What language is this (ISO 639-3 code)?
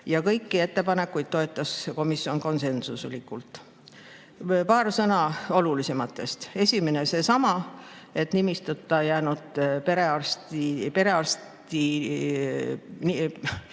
est